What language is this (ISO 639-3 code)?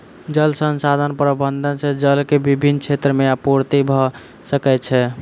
mai